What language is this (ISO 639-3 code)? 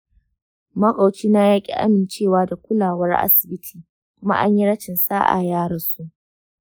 hau